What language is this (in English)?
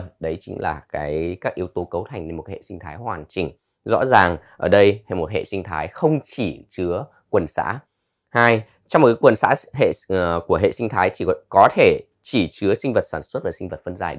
Vietnamese